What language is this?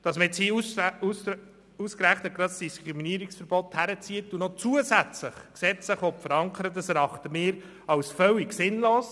Swiss German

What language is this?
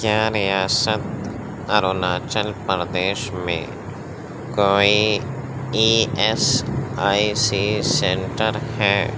Urdu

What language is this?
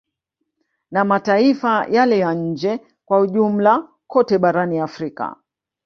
Swahili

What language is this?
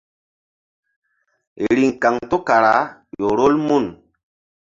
Mbum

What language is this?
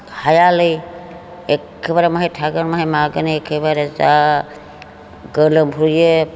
Bodo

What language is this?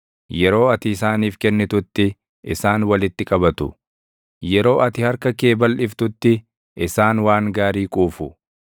Oromo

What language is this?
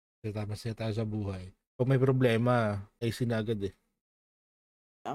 Filipino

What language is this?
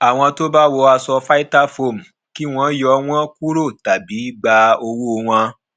Yoruba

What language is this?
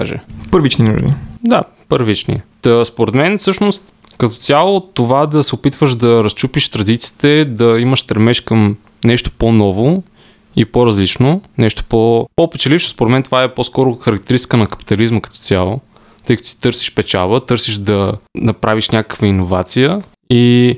Bulgarian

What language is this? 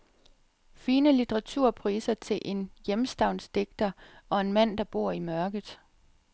Danish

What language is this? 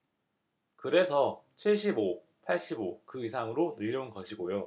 Korean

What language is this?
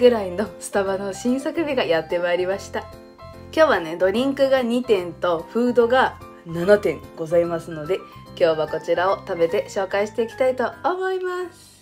Japanese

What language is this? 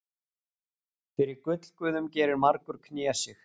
Icelandic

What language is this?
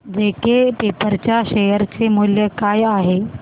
Marathi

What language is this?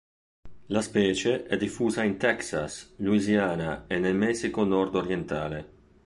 Italian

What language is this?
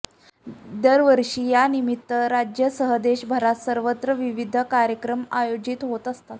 Marathi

